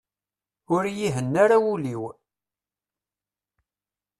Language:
Kabyle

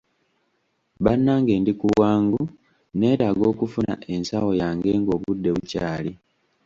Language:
Ganda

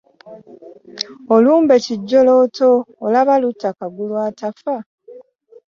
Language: Ganda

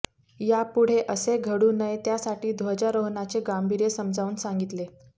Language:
Marathi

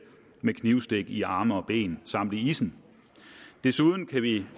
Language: Danish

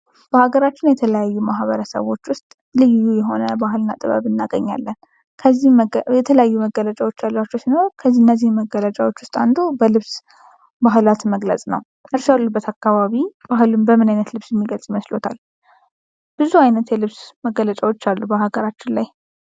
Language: Amharic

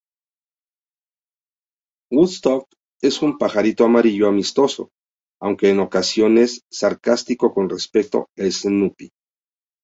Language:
Spanish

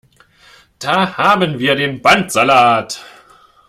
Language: German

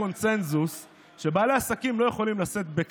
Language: Hebrew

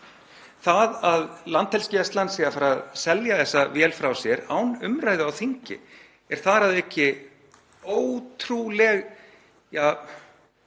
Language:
Icelandic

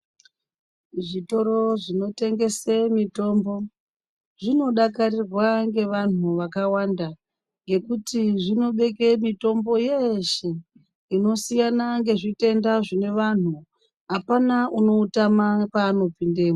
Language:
Ndau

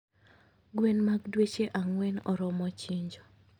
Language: Luo (Kenya and Tanzania)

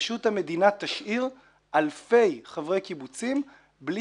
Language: Hebrew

